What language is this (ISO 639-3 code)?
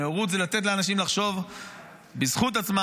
heb